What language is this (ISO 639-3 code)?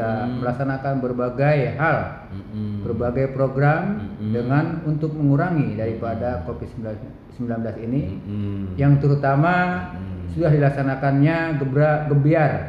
ind